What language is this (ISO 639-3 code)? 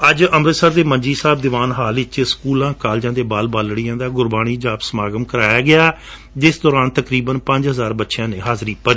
pan